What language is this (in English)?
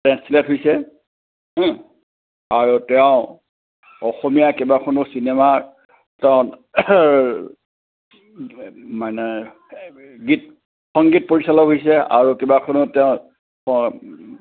Assamese